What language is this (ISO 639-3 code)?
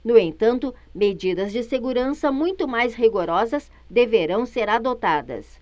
por